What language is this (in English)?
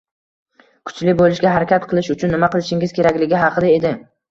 Uzbek